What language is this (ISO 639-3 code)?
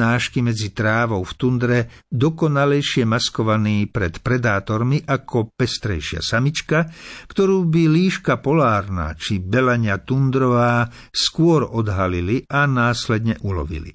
slk